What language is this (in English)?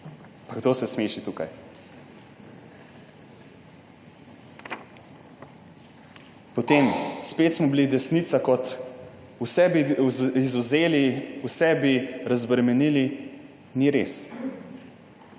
Slovenian